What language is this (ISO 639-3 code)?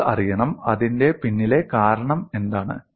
mal